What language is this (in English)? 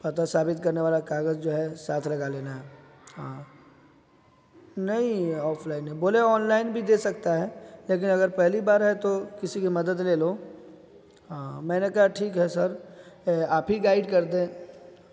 Urdu